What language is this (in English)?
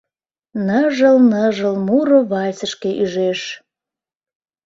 Mari